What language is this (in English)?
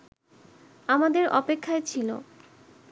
Bangla